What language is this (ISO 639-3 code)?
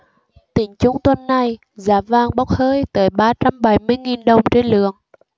vie